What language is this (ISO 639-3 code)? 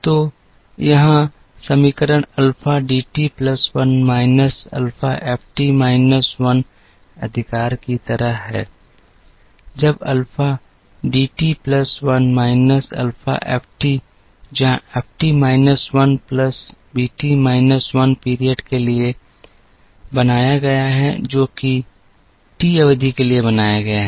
hin